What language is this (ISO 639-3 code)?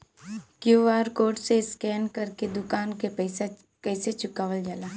bho